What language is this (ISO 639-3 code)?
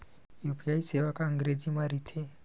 hne